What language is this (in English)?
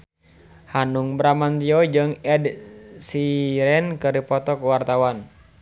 Sundanese